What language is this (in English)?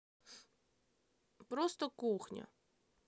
Russian